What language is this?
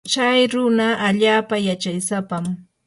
Yanahuanca Pasco Quechua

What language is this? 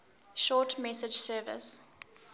English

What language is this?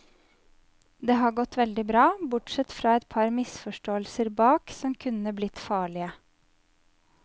Norwegian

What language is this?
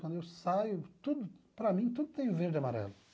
Portuguese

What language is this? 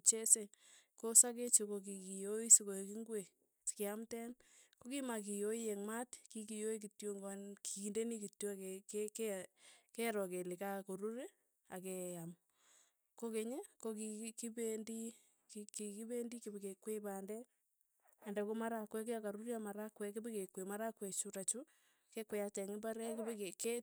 Tugen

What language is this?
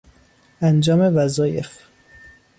Persian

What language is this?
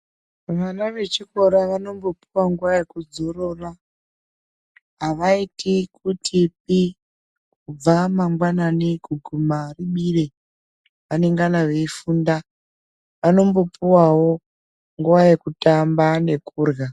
Ndau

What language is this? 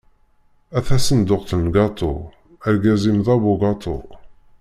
Kabyle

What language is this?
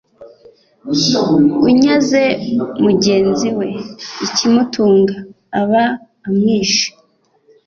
Kinyarwanda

